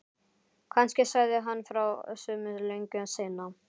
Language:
Icelandic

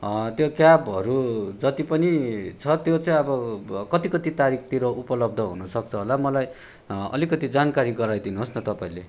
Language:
Nepali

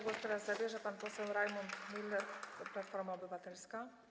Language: Polish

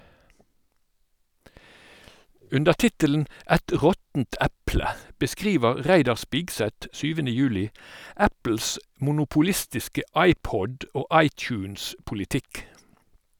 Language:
Norwegian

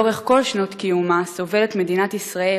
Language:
Hebrew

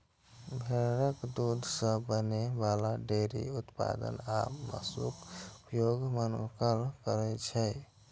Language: Maithili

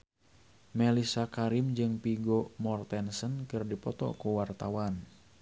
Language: Sundanese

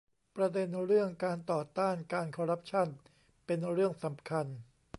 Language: Thai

